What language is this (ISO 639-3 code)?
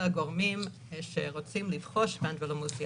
heb